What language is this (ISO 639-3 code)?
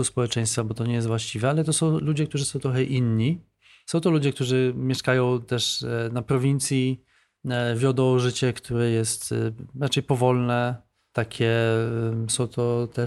pol